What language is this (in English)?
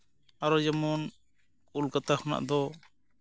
Santali